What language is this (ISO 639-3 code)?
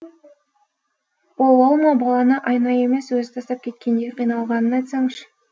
kaz